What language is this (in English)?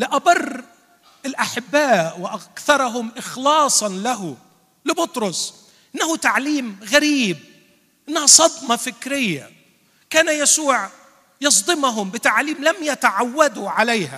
Arabic